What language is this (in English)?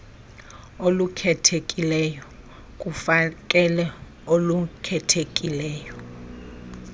Xhosa